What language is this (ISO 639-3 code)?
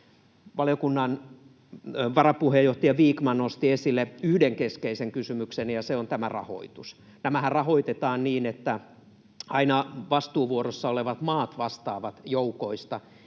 fin